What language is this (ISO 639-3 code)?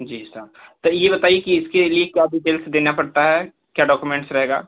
hin